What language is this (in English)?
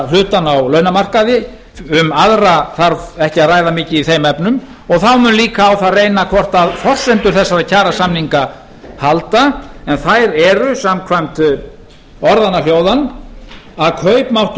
Icelandic